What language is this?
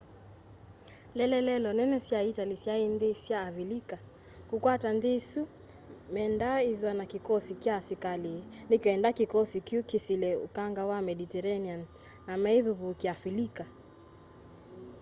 Kamba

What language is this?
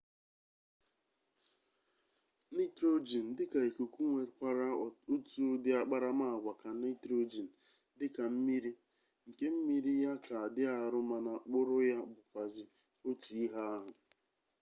Igbo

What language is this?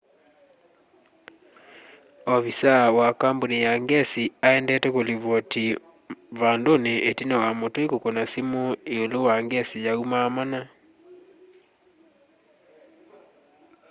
Kamba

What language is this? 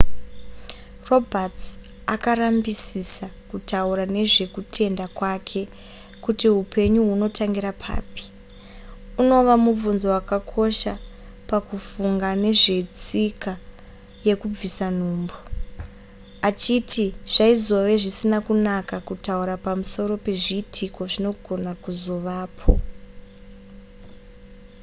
Shona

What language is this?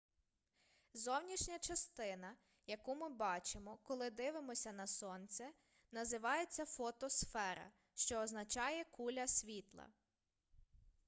Ukrainian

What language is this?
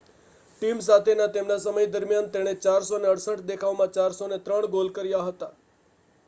Gujarati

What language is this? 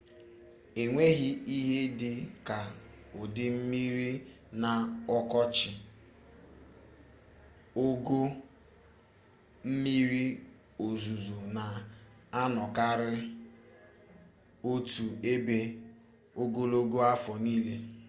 Igbo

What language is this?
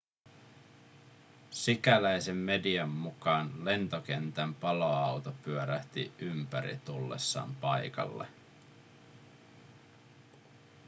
Finnish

